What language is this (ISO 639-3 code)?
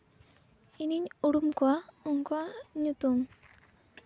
sat